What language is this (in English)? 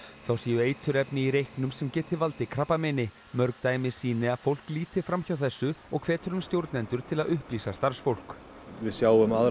Icelandic